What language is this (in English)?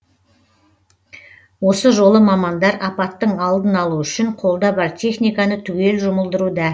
Kazakh